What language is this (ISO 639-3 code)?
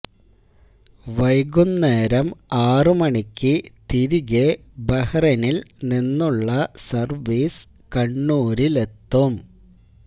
mal